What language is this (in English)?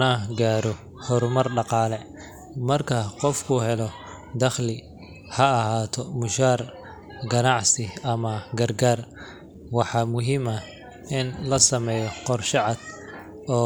Somali